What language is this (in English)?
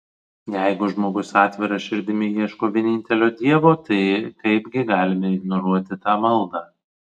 Lithuanian